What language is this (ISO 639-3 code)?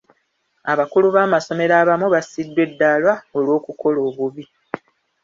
lug